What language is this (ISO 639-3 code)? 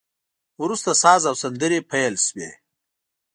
pus